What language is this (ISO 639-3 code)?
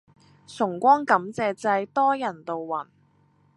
yue